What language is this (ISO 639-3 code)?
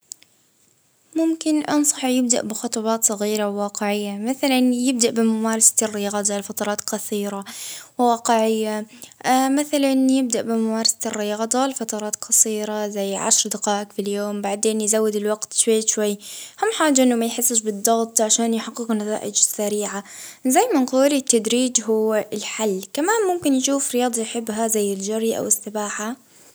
ayl